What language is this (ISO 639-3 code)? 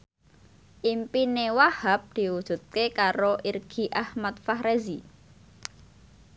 jav